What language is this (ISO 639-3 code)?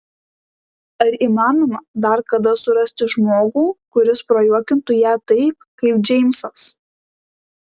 lit